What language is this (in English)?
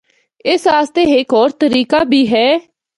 Northern Hindko